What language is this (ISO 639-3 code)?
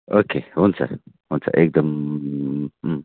nep